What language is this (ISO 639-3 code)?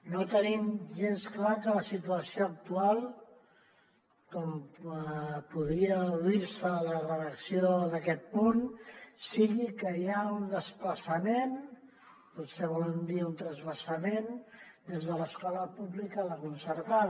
cat